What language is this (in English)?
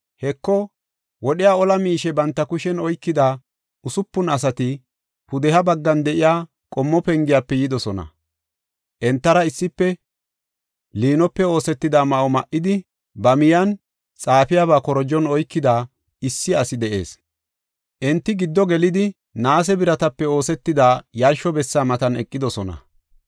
Gofa